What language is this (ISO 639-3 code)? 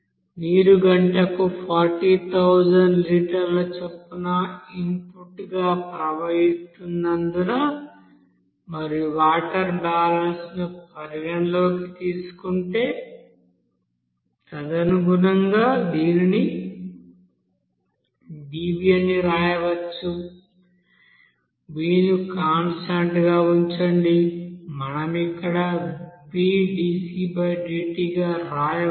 tel